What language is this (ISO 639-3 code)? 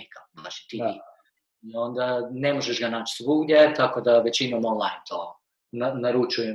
hrv